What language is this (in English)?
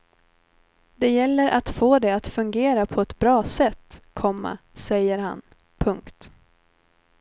Swedish